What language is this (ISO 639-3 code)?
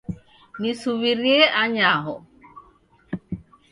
dav